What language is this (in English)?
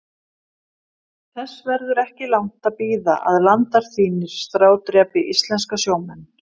Icelandic